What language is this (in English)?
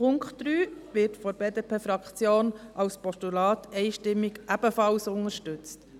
Swiss German